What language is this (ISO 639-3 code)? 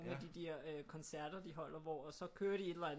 dan